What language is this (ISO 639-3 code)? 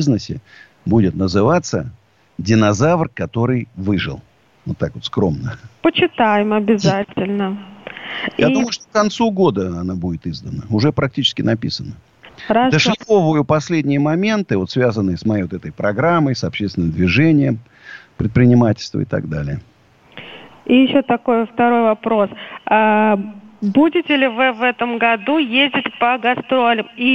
rus